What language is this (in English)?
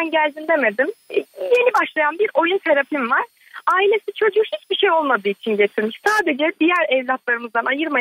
Turkish